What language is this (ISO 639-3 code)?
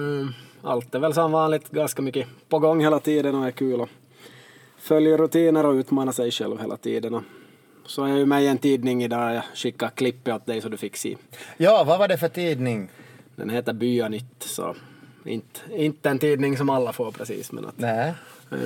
swe